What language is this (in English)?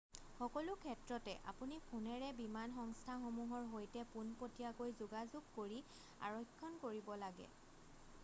Assamese